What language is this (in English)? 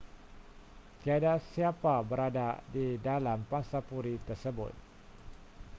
Malay